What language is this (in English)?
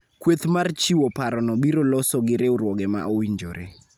Luo (Kenya and Tanzania)